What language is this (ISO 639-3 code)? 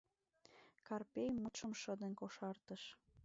chm